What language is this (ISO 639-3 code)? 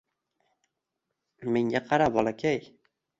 uzb